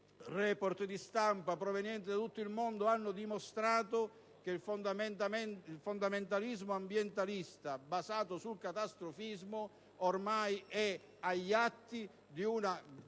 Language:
Italian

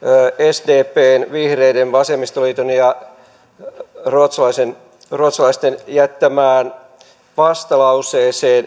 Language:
Finnish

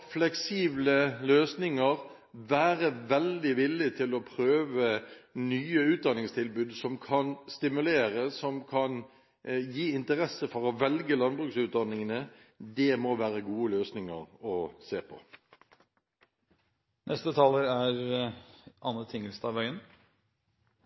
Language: Norwegian Bokmål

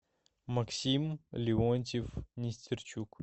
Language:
Russian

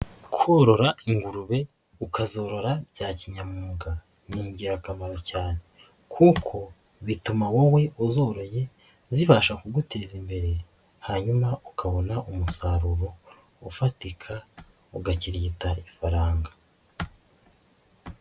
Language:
Kinyarwanda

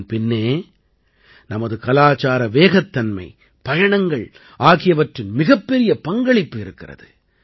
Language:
Tamil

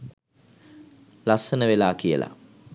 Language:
Sinhala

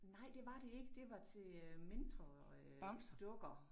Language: Danish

